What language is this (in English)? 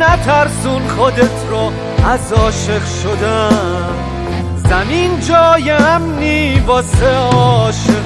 Persian